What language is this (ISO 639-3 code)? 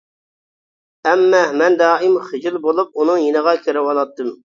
uig